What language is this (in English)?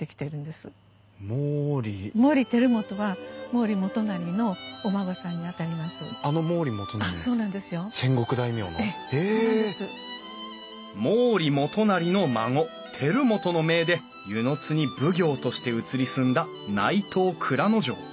Japanese